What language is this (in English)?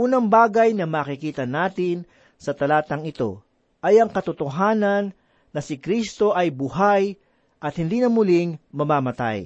Filipino